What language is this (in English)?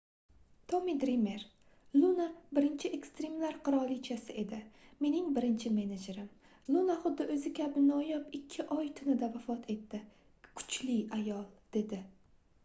Uzbek